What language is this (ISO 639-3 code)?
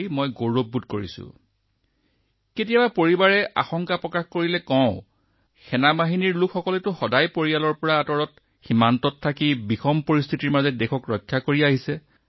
asm